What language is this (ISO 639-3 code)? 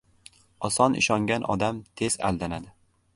uzb